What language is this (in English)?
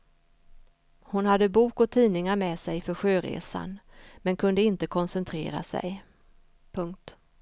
Swedish